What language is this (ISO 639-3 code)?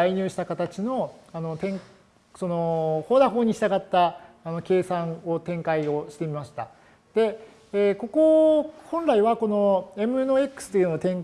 jpn